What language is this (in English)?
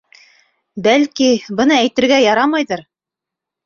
Bashkir